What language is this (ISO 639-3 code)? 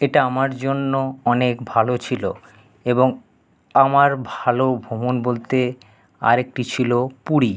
ben